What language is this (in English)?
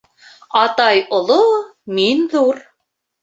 Bashkir